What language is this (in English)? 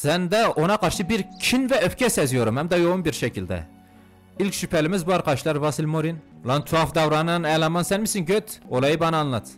Turkish